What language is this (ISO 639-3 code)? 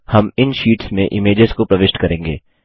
hin